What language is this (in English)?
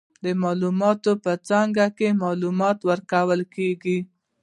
Pashto